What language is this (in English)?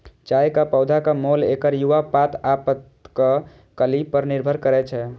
Maithili